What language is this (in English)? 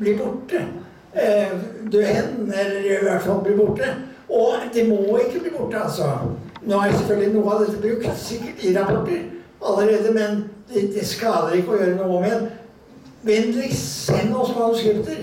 Norwegian